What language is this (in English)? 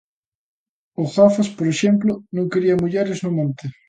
Galician